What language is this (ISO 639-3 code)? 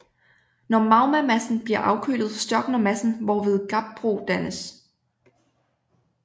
dan